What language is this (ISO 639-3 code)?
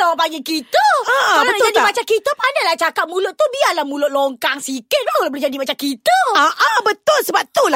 msa